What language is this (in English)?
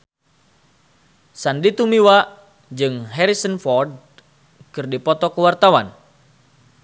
Sundanese